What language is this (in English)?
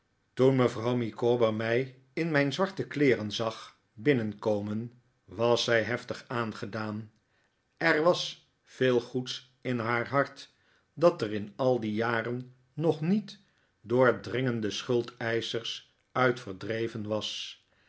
Dutch